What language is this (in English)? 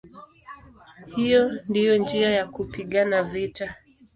Swahili